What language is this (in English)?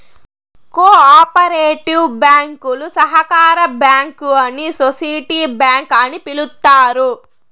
Telugu